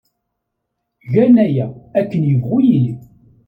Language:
Kabyle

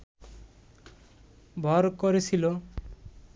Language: Bangla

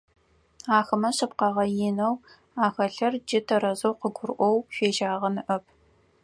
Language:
Adyghe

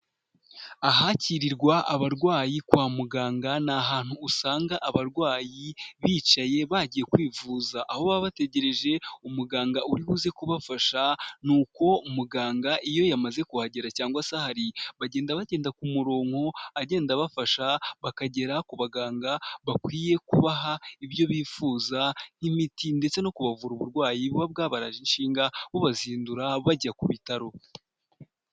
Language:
Kinyarwanda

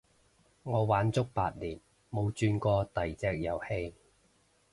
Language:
Cantonese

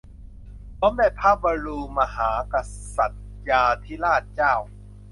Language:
Thai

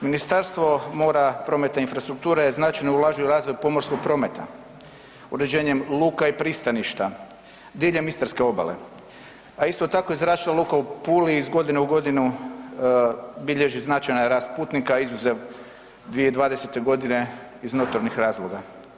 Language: Croatian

